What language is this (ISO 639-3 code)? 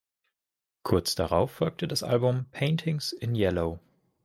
deu